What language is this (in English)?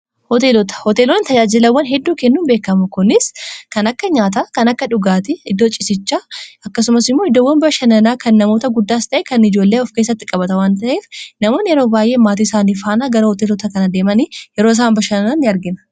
Oromo